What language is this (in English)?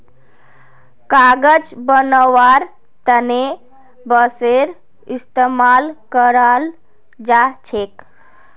Magahi